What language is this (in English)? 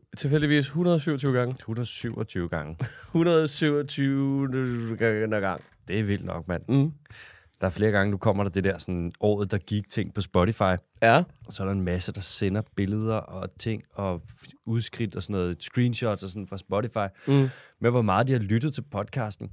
Danish